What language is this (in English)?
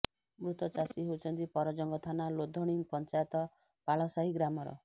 Odia